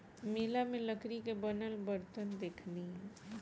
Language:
Bhojpuri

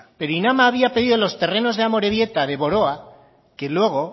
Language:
Spanish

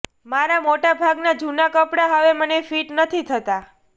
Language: Gujarati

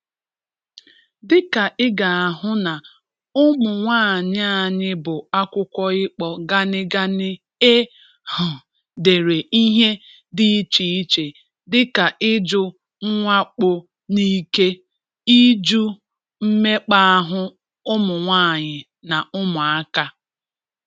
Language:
Igbo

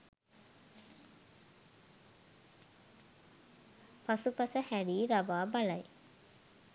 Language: Sinhala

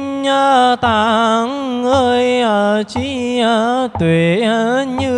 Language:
Vietnamese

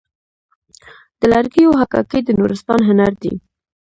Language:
Pashto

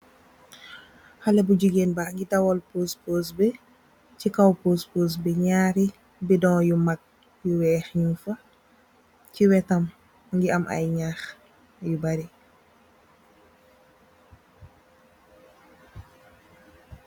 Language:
Wolof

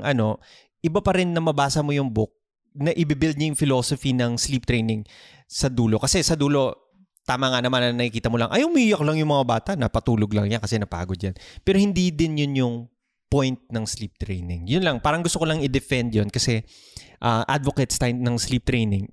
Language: Filipino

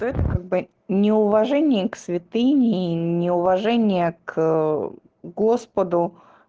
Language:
Russian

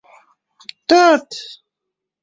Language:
Uzbek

